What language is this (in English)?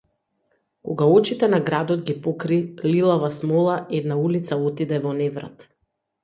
Macedonian